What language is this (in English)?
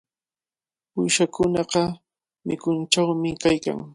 Cajatambo North Lima Quechua